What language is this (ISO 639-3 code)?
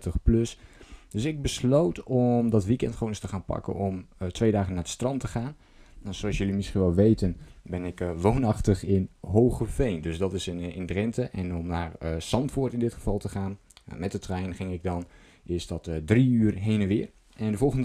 nld